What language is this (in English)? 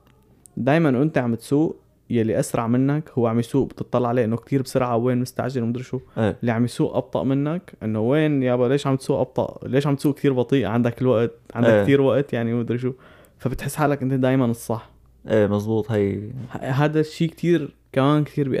Arabic